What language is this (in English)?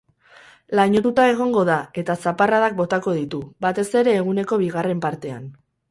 Basque